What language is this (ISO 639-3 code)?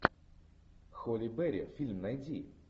rus